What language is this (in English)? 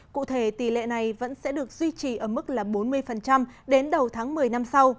Vietnamese